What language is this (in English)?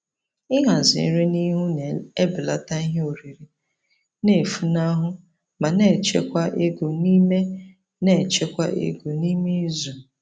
Igbo